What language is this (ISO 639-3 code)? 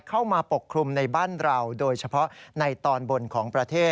tha